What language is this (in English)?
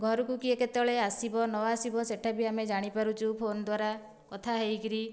Odia